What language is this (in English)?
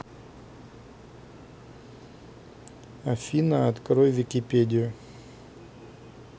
Russian